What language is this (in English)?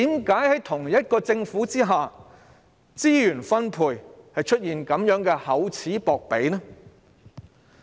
Cantonese